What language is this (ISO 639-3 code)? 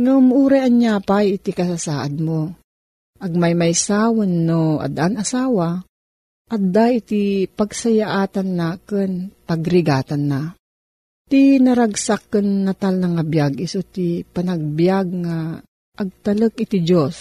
fil